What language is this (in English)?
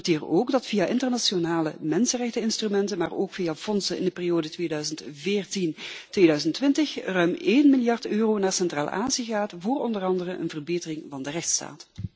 Dutch